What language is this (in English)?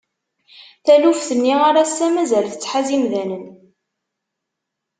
Kabyle